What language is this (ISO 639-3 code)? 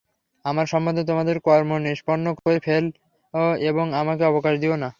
ben